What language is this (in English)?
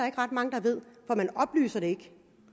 Danish